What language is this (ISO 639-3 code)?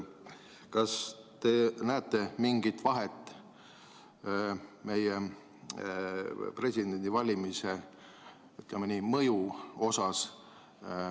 est